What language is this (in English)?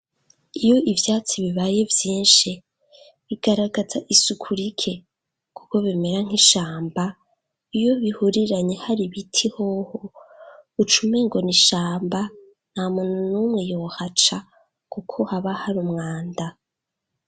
Rundi